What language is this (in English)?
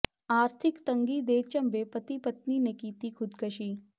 Punjabi